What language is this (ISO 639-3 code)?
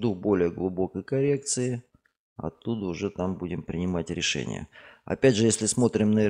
rus